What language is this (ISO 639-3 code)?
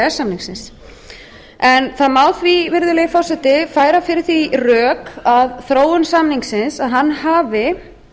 isl